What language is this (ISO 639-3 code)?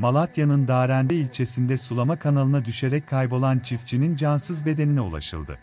tur